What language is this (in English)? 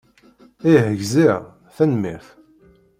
Kabyle